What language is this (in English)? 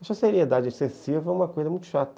Portuguese